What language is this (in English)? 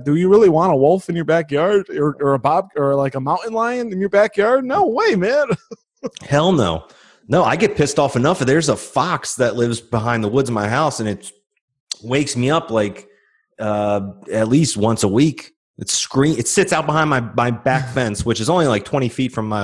English